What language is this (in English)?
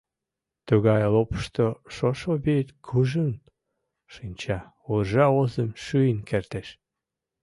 Mari